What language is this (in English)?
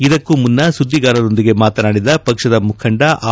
Kannada